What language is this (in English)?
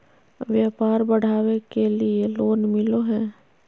Magahi